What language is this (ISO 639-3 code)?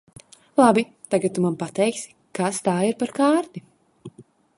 lav